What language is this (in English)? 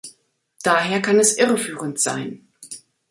German